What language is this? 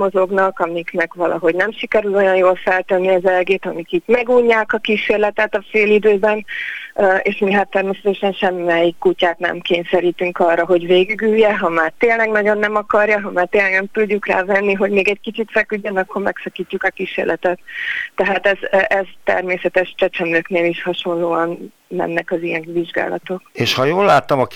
Hungarian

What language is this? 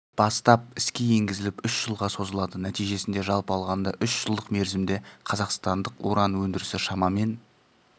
Kazakh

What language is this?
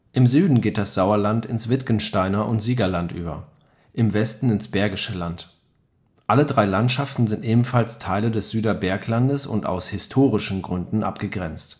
German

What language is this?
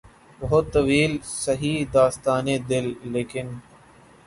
Urdu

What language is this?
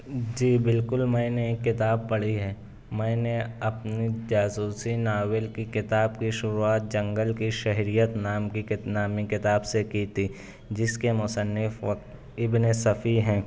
Urdu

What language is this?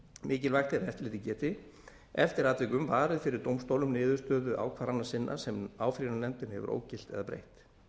Icelandic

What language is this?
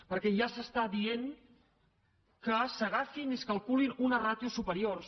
Catalan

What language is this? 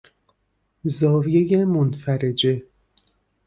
Persian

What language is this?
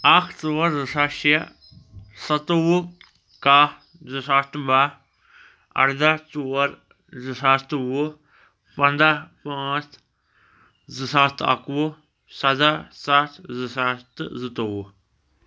Kashmiri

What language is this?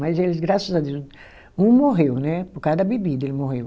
Portuguese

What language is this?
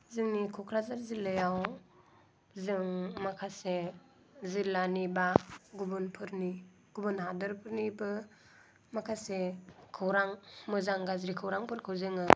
Bodo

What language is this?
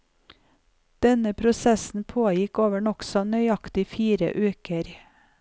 Norwegian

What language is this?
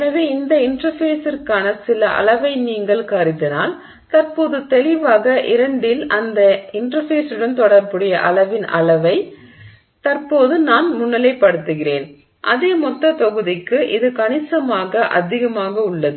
Tamil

